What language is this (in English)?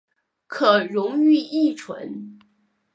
Chinese